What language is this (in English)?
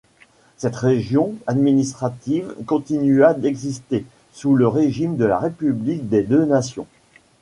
French